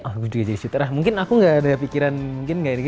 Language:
Indonesian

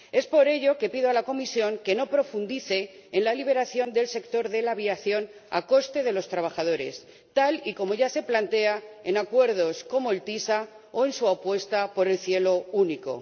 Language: Spanish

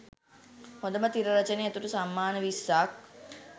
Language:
Sinhala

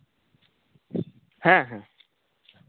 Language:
Santali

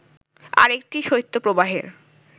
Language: Bangla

